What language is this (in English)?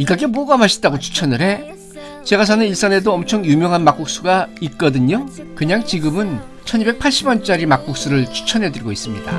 Korean